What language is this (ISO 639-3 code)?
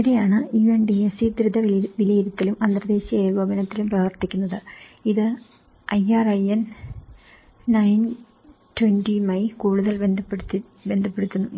mal